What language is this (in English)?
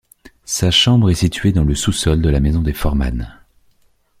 French